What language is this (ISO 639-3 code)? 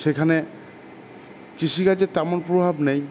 ben